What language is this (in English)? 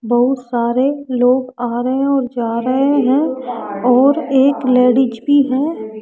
Hindi